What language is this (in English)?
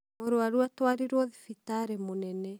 Kikuyu